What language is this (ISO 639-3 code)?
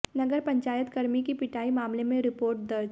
hin